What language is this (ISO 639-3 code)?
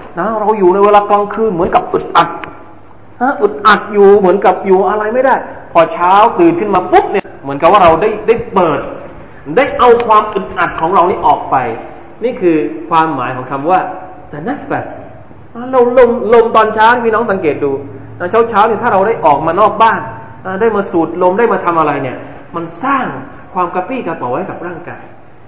tha